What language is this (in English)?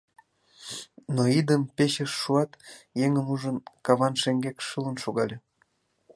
Mari